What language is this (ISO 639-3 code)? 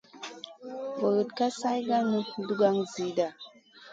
mcn